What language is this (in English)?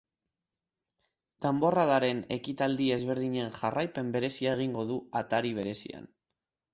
Basque